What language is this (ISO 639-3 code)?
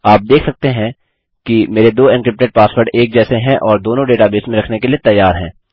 hin